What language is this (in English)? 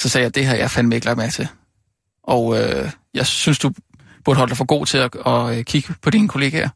Danish